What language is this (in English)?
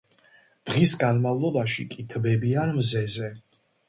Georgian